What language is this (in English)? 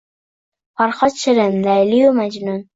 Uzbek